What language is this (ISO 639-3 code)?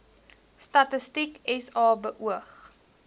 afr